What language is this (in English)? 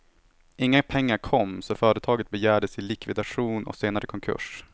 Swedish